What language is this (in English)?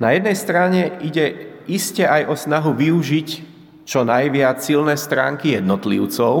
Slovak